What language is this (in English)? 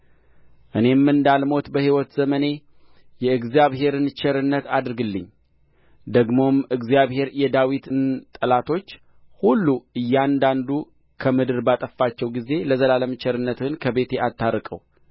Amharic